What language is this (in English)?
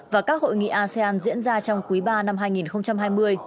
Vietnamese